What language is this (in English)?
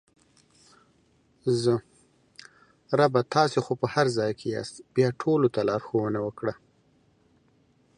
Pashto